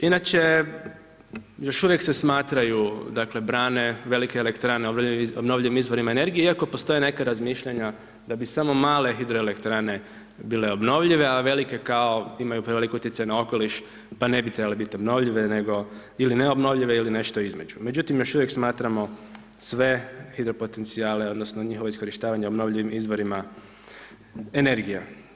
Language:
Croatian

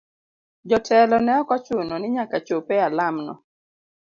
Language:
Luo (Kenya and Tanzania)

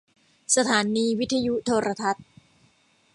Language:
Thai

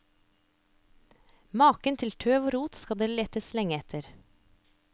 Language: Norwegian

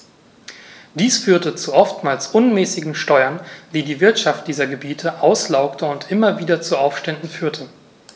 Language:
German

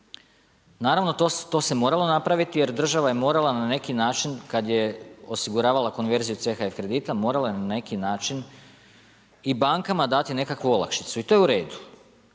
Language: Croatian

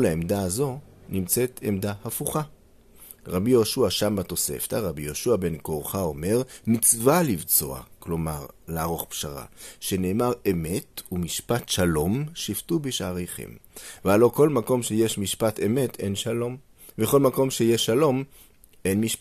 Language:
Hebrew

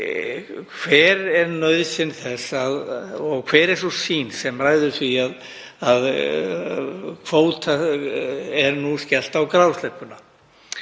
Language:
Icelandic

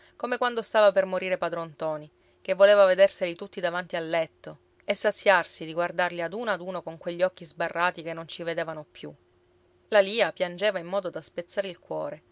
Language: Italian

